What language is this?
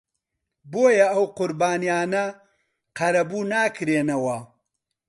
Central Kurdish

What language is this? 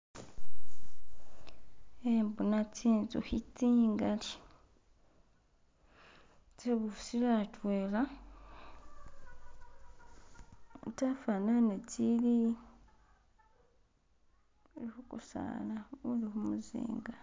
Masaaba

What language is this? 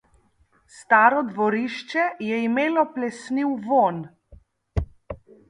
Slovenian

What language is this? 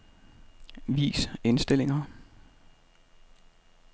Danish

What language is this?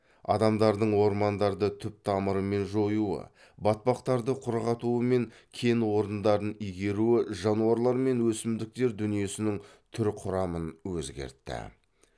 Kazakh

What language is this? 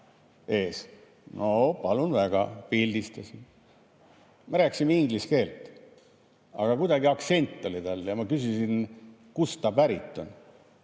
Estonian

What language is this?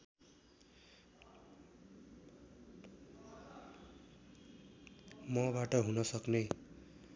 Nepali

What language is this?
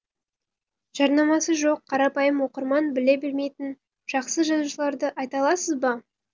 Kazakh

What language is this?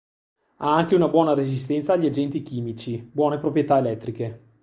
Italian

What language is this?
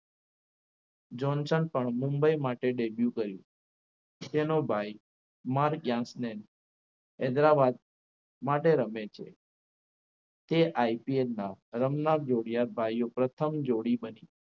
Gujarati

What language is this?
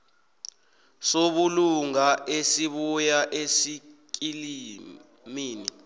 South Ndebele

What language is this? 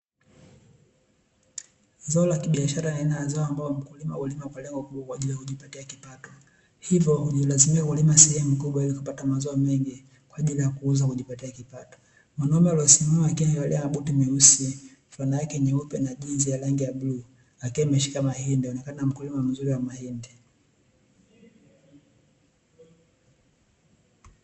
Swahili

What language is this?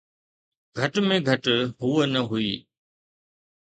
Sindhi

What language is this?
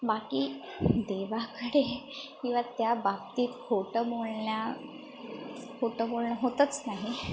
Marathi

